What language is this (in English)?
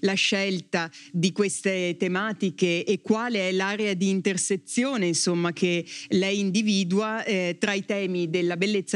Italian